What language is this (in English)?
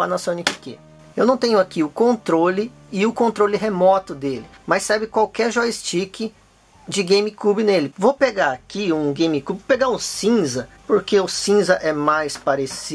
Portuguese